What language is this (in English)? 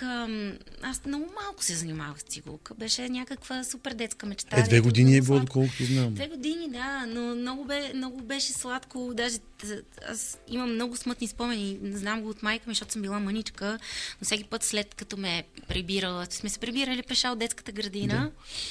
Bulgarian